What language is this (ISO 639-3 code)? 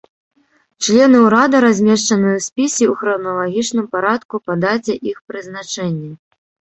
bel